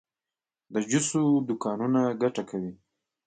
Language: Pashto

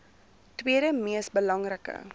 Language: Afrikaans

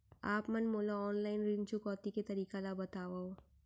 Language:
Chhattisgarhi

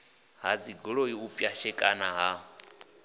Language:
Venda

